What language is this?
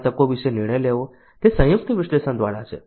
Gujarati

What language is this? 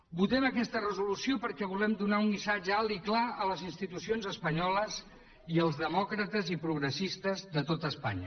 Catalan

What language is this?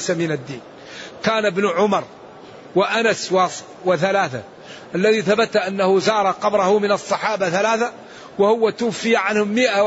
Arabic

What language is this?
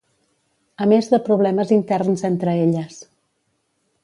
Catalan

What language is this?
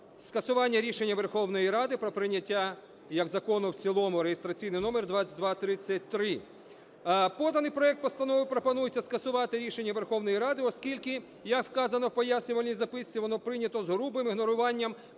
Ukrainian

